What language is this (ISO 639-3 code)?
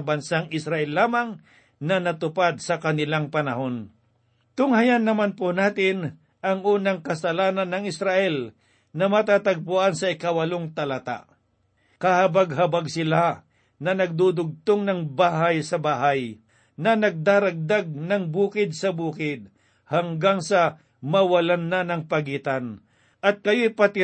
fil